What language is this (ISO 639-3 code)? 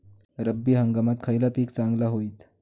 mar